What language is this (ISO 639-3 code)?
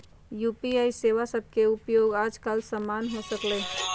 mag